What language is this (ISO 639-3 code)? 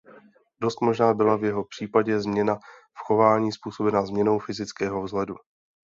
ces